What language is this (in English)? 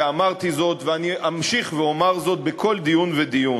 Hebrew